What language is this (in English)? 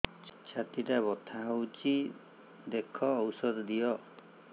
Odia